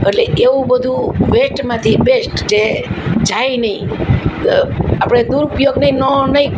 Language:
Gujarati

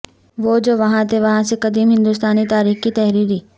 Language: Urdu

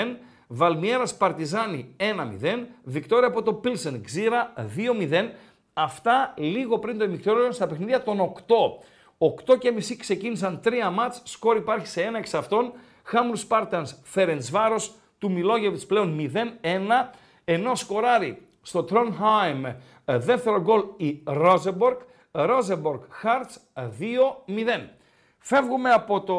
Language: Greek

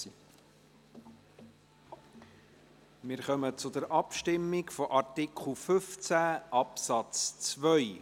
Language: Swiss German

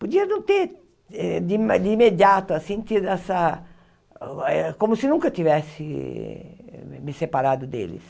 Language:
Portuguese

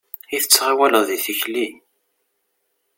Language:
Kabyle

